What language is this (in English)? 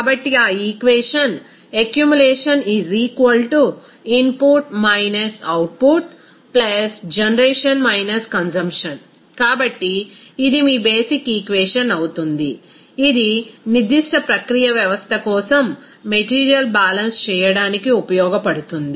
Telugu